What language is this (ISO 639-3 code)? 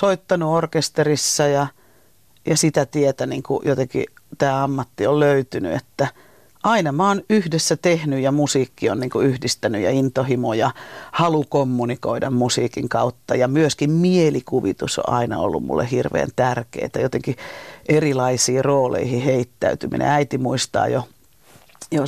fin